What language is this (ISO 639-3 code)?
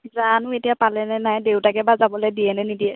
asm